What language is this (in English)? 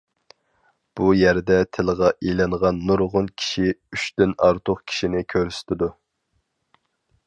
Uyghur